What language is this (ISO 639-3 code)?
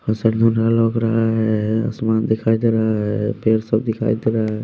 hin